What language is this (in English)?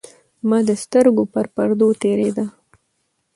Pashto